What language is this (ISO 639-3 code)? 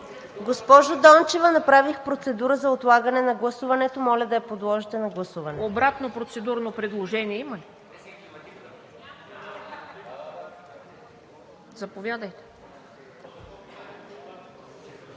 bul